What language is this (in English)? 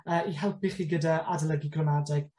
Welsh